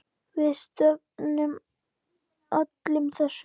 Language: Icelandic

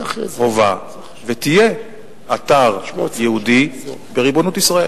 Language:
Hebrew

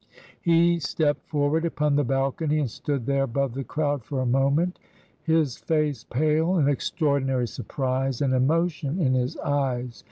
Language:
English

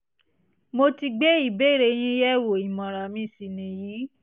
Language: Yoruba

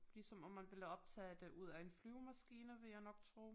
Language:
Danish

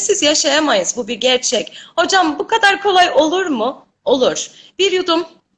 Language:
Turkish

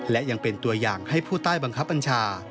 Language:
Thai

